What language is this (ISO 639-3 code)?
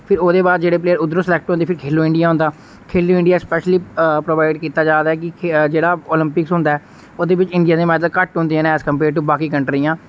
doi